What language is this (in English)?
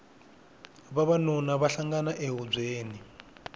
Tsonga